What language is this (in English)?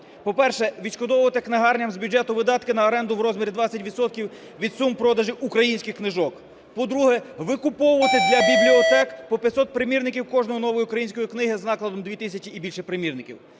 Ukrainian